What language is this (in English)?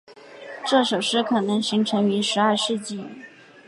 Chinese